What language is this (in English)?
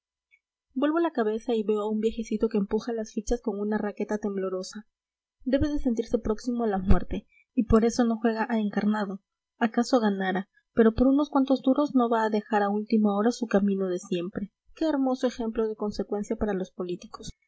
Spanish